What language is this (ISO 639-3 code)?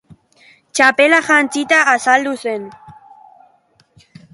eus